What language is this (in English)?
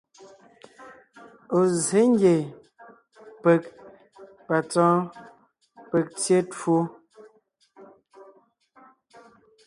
Ngiemboon